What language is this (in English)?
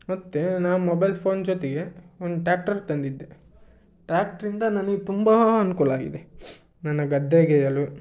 Kannada